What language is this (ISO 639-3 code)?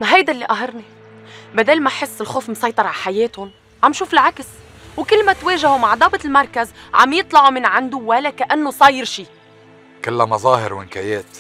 ara